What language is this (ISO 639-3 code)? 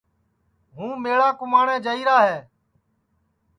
ssi